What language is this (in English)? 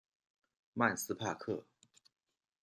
Chinese